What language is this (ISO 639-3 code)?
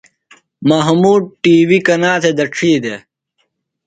phl